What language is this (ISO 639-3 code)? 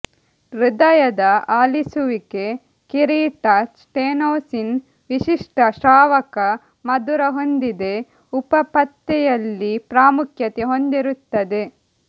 kan